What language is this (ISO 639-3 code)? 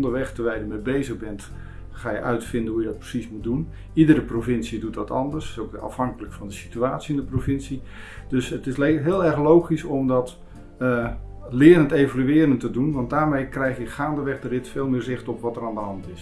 nld